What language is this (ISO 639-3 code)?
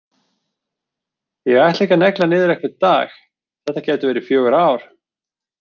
isl